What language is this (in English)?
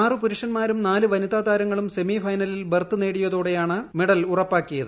Malayalam